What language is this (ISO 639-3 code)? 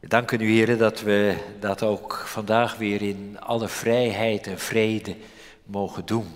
nld